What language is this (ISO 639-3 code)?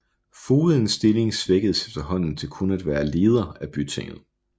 dan